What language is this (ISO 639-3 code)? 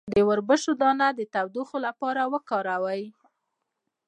pus